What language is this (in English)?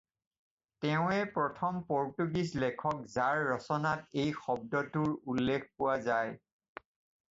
Assamese